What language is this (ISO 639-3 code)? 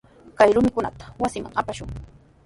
qws